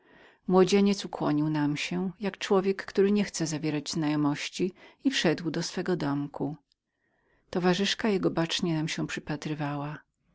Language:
Polish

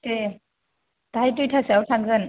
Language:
Bodo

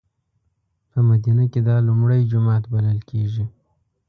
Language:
Pashto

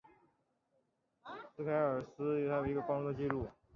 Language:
Chinese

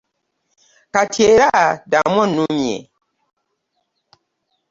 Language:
Ganda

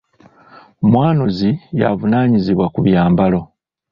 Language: Ganda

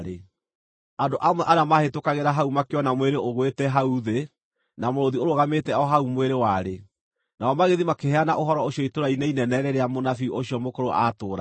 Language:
Kikuyu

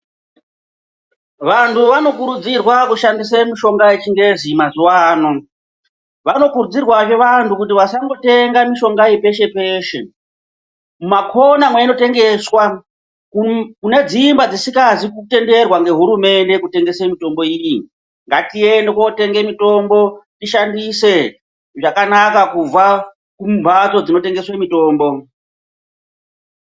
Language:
Ndau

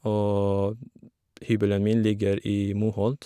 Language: Norwegian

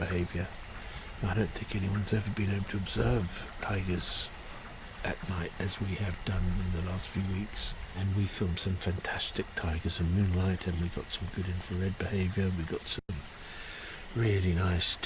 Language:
English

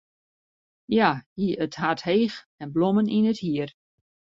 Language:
Western Frisian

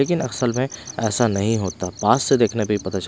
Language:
Hindi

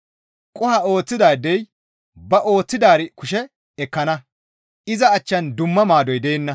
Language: Gamo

